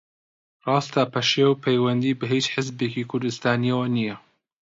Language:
Central Kurdish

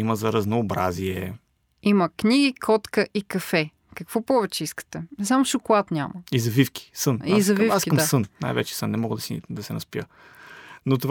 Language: Bulgarian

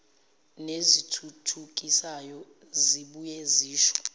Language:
Zulu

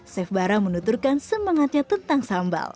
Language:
Indonesian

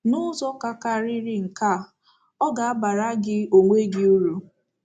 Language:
Igbo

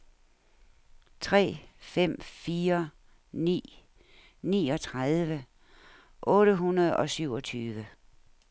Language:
Danish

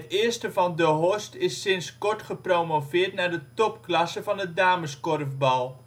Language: Dutch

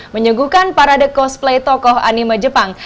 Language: Indonesian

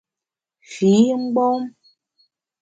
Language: Bamun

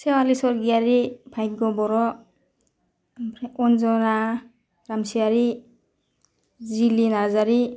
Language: Bodo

